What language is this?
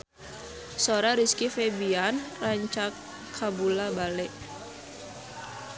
Sundanese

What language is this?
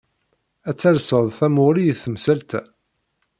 Kabyle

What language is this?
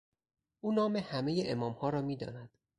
Persian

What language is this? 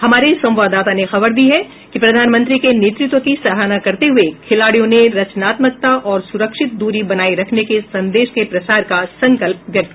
Hindi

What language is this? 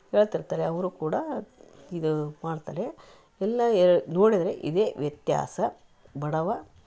Kannada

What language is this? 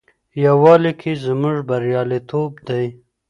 Pashto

